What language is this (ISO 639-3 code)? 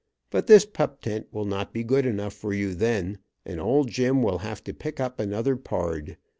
eng